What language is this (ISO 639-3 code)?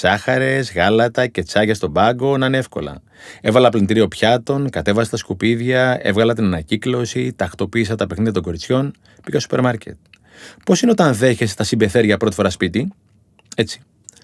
ell